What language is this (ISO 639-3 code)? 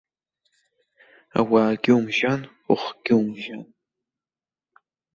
abk